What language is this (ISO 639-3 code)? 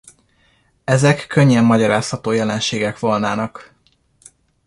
hun